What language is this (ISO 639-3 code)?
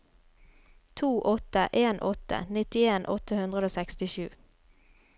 nor